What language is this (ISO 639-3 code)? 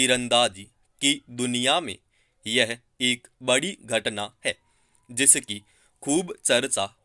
hin